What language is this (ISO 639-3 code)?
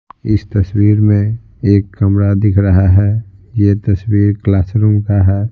hin